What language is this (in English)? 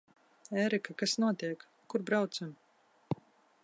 Latvian